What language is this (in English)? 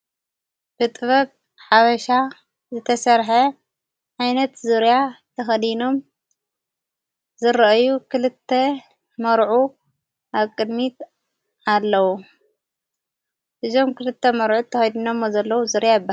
Tigrinya